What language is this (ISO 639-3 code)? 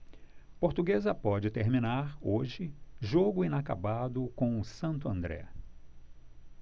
por